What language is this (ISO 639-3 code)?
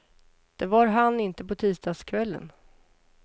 swe